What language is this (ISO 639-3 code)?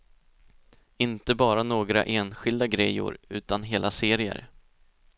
swe